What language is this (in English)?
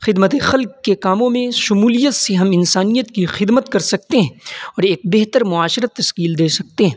Urdu